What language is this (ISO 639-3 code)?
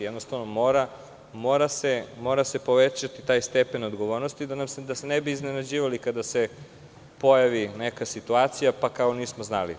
srp